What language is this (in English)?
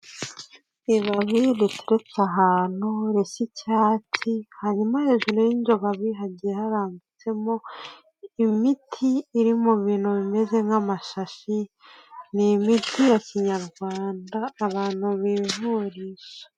Kinyarwanda